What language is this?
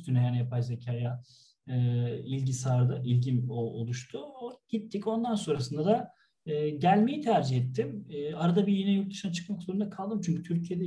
Turkish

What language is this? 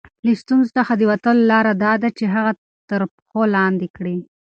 Pashto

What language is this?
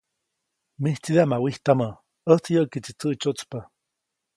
Copainalá Zoque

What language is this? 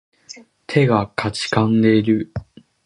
Japanese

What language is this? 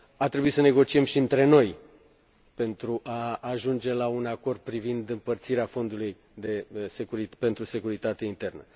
Romanian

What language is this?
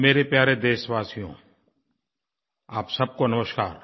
Hindi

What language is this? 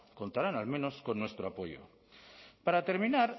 Spanish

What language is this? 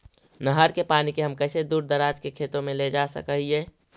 Magahi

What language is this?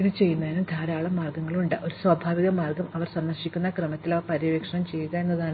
Malayalam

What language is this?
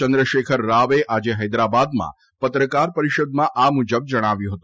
Gujarati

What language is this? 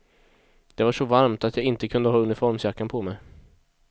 Swedish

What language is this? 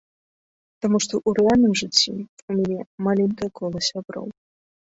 Belarusian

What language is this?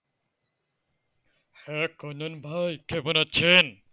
Bangla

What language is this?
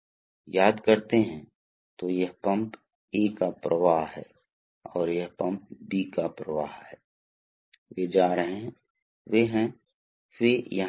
Hindi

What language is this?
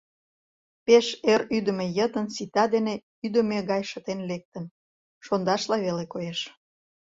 Mari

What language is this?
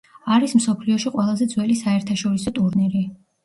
Georgian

